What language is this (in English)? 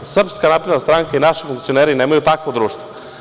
Serbian